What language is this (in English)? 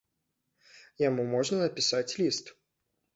Belarusian